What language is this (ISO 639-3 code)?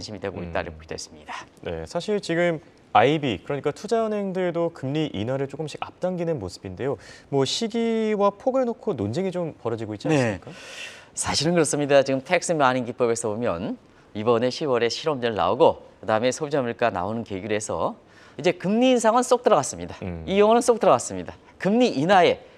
kor